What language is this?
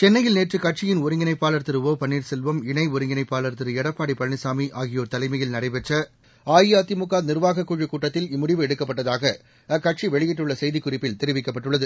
Tamil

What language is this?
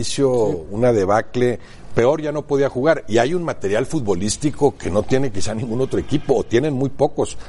Spanish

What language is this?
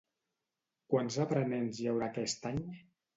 Catalan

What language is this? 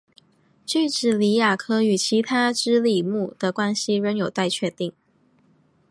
Chinese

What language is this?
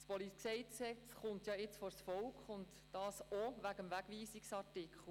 Swiss German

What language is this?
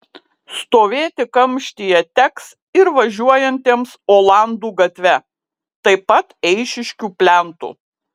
Lithuanian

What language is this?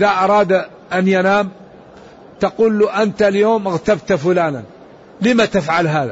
Arabic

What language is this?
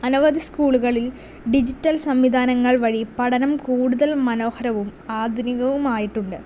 Malayalam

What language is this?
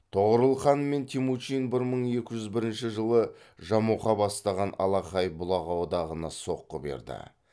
Kazakh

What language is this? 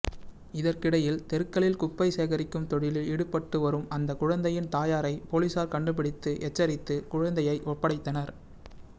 Tamil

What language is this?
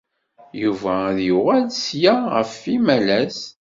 Kabyle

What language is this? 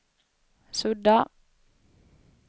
Swedish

